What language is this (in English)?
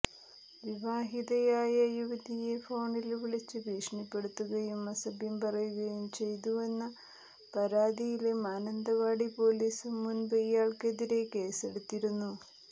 Malayalam